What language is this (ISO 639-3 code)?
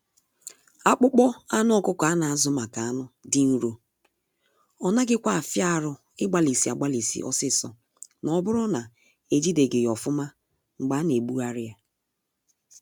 ibo